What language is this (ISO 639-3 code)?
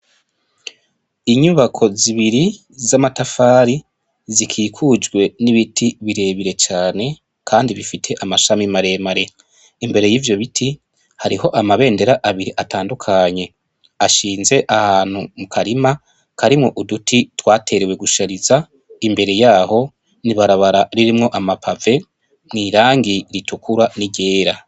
run